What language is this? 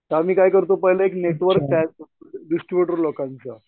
Marathi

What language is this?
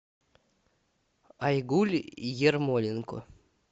Russian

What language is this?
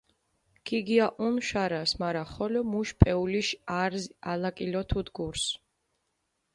Mingrelian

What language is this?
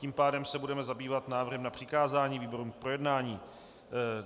Czech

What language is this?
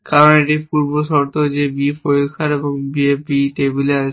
Bangla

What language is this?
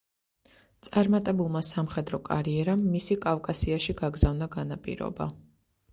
Georgian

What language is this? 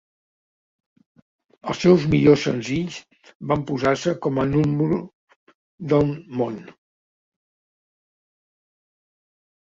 Catalan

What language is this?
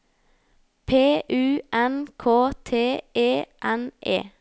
Norwegian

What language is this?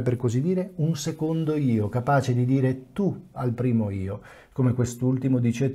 Italian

